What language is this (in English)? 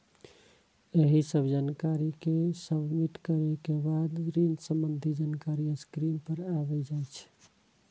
Maithili